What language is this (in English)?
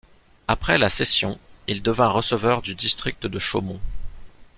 French